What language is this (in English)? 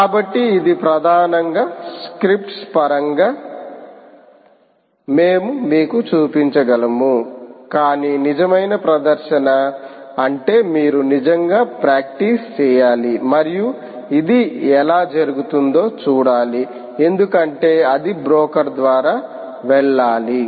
Telugu